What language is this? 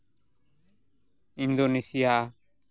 Santali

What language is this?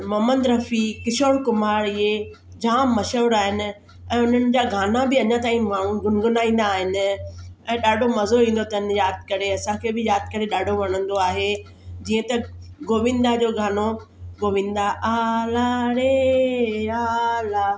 Sindhi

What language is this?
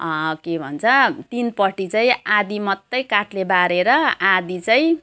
Nepali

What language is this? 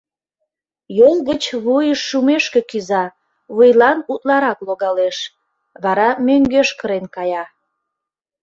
Mari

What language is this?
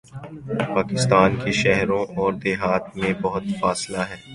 Urdu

